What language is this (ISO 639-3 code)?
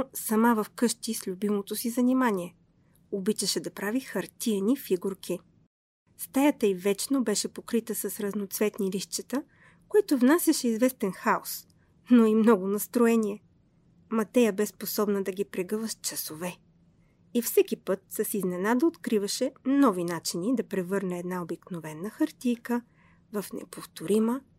bul